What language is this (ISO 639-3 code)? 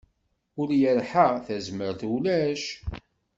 kab